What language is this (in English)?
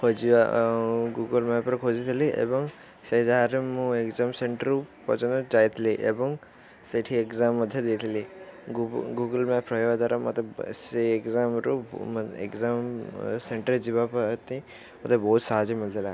Odia